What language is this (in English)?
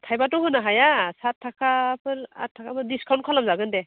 Bodo